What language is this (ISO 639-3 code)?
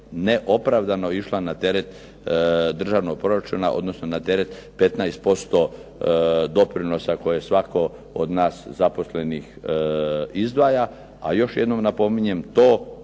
hrv